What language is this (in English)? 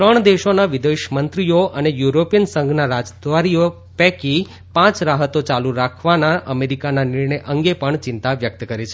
Gujarati